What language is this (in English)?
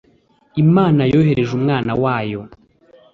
Kinyarwanda